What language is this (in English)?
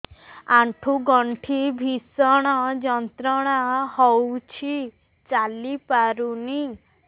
Odia